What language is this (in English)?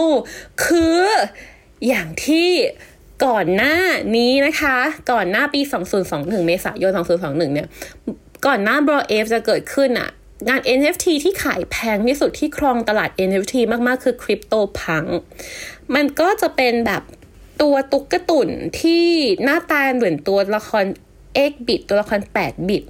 Thai